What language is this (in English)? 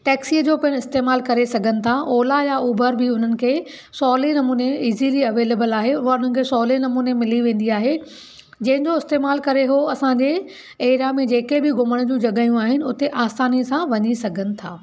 Sindhi